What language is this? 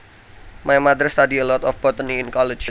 Javanese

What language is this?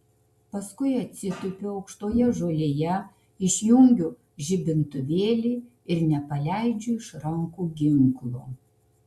Lithuanian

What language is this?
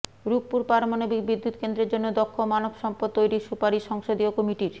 Bangla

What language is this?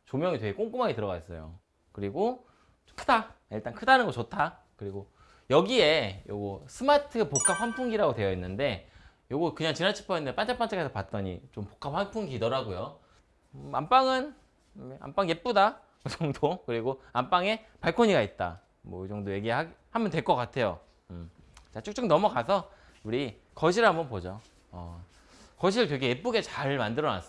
Korean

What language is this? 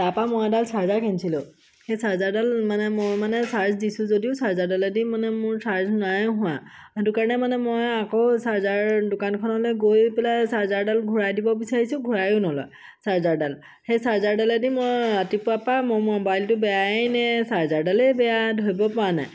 Assamese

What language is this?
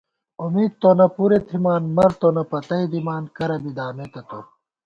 Gawar-Bati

